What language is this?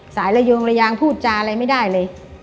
Thai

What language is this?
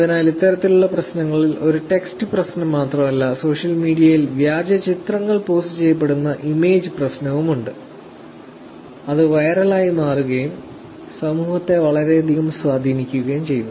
Malayalam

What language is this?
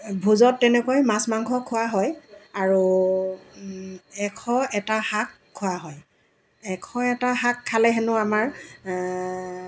Assamese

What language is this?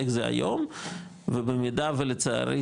Hebrew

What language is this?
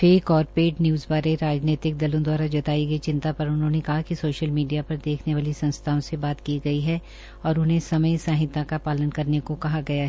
Hindi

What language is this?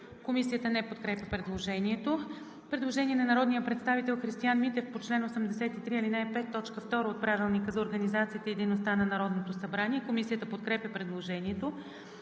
Bulgarian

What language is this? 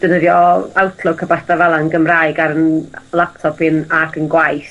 Welsh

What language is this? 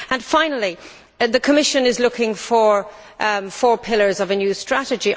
English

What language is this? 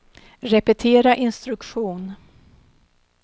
Swedish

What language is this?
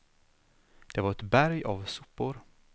Swedish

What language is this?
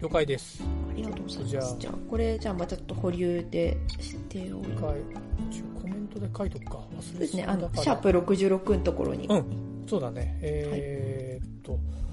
Japanese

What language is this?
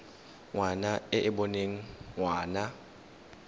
Tswana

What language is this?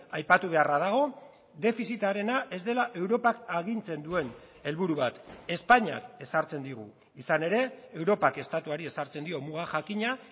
Basque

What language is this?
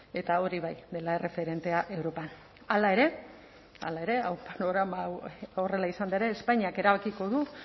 Basque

